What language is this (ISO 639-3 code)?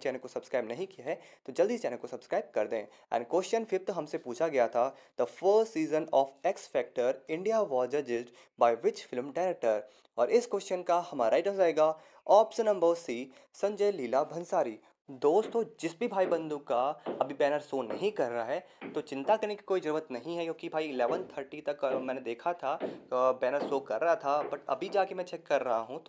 hin